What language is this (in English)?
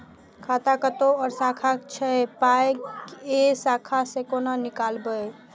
Maithili